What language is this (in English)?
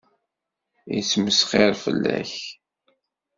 Kabyle